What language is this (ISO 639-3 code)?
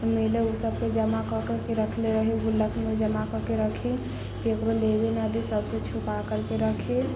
mai